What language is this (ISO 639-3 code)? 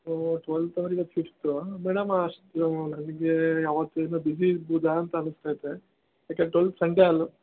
kan